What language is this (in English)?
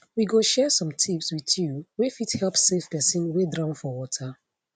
Nigerian Pidgin